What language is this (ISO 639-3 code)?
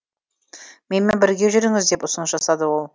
kaz